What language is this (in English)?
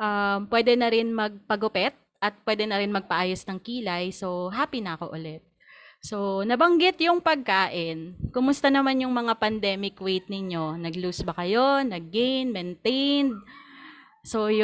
Filipino